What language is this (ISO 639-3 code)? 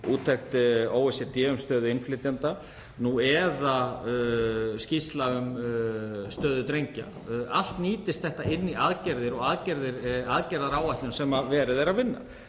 isl